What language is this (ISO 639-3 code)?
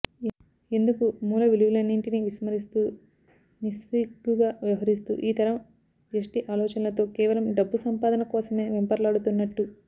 tel